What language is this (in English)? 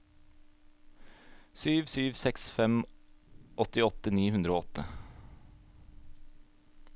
Norwegian